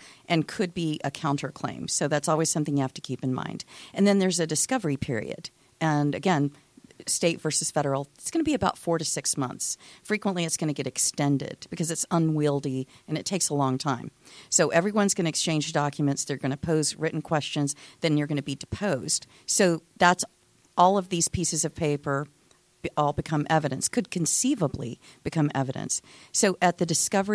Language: English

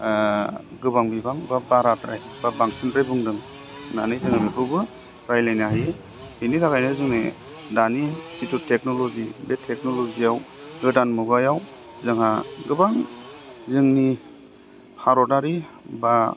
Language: Bodo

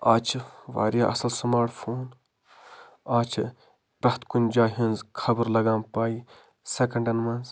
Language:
Kashmiri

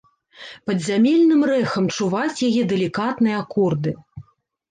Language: Belarusian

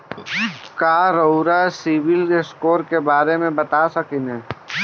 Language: Bhojpuri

